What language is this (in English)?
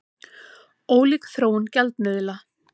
Icelandic